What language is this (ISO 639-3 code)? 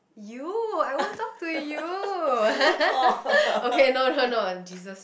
eng